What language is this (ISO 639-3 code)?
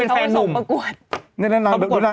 tha